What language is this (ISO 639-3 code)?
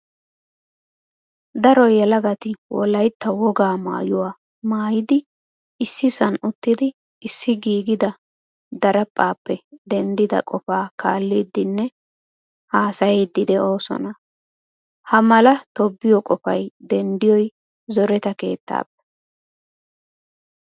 wal